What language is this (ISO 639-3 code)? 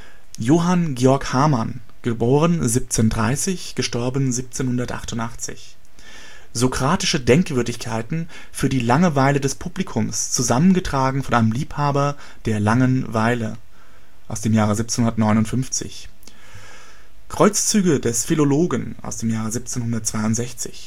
deu